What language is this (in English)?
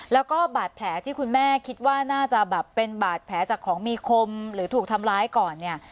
Thai